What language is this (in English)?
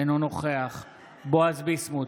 Hebrew